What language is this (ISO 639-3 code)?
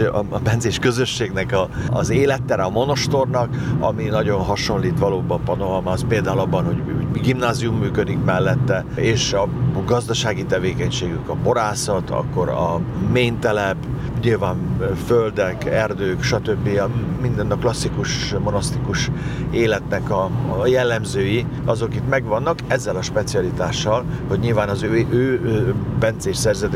hun